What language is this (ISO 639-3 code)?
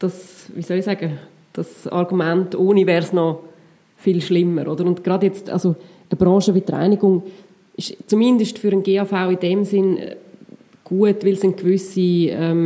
deu